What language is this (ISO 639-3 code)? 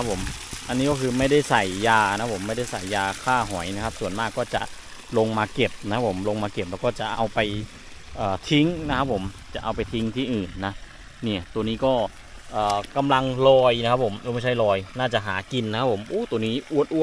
tha